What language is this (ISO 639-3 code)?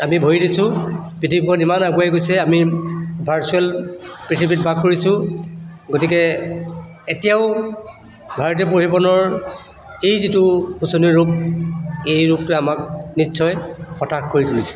asm